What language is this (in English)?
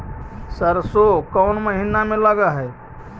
Magahi